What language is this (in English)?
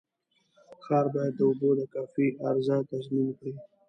Pashto